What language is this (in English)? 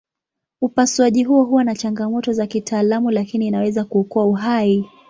Swahili